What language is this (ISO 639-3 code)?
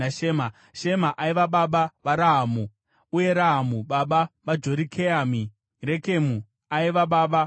sna